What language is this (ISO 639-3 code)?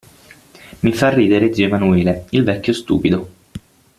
ita